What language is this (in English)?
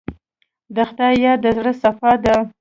Pashto